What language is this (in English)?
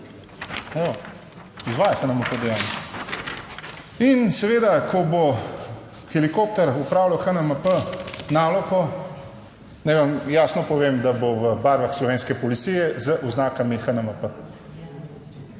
Slovenian